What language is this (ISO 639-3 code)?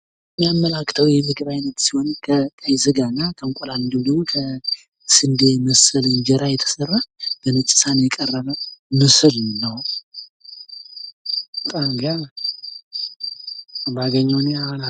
amh